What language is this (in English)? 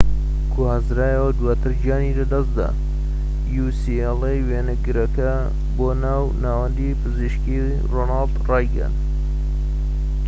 Central Kurdish